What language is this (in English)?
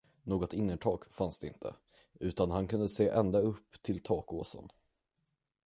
Swedish